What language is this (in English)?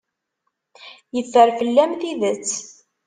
Kabyle